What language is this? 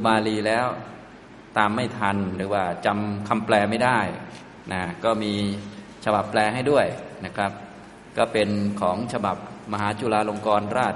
Thai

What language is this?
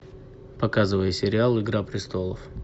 Russian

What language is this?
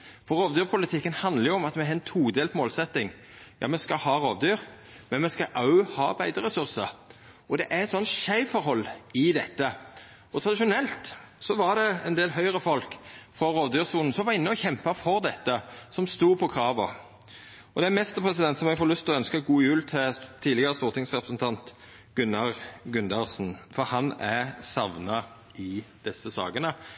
Norwegian Nynorsk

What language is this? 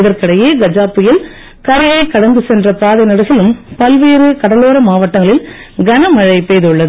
Tamil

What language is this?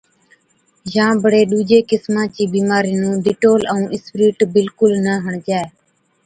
Od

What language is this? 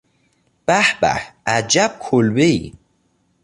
Persian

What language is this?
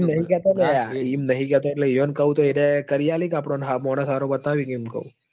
Gujarati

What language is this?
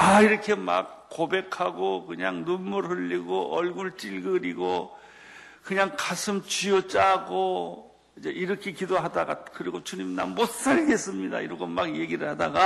Korean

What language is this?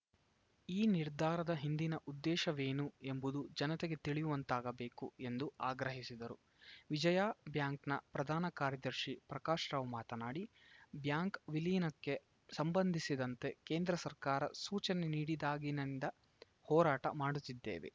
Kannada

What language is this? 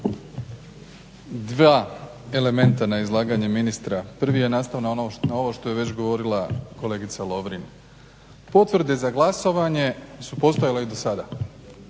Croatian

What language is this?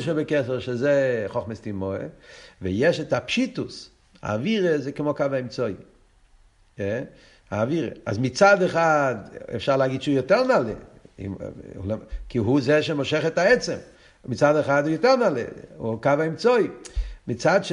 Hebrew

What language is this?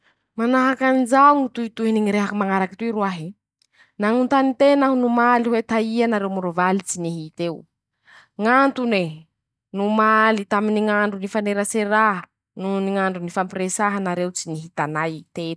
Masikoro Malagasy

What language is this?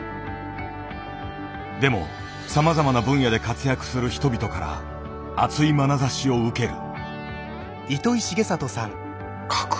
Japanese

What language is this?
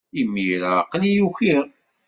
Kabyle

